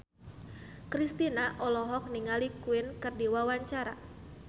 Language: Sundanese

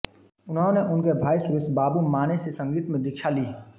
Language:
Hindi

